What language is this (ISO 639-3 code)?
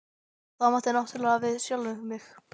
isl